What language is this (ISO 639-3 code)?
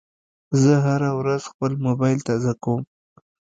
pus